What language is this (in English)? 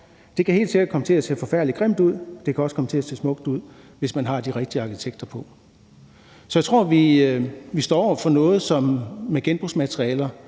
Danish